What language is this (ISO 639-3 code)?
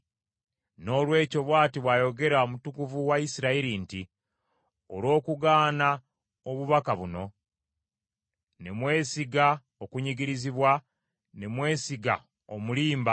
lug